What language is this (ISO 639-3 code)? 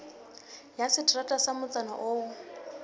sot